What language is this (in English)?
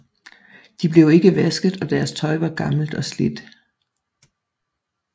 Danish